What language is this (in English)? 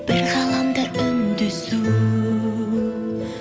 Kazakh